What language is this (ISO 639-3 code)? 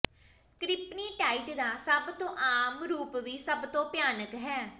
pan